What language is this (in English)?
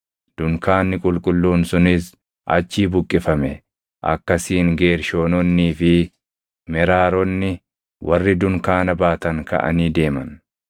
Oromo